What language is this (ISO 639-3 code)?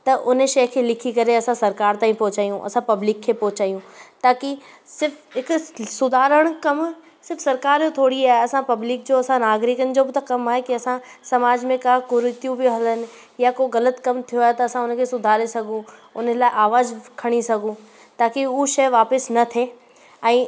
snd